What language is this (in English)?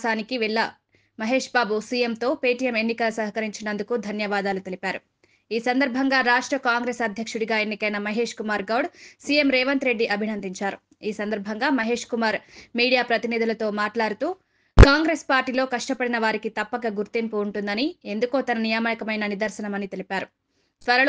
Telugu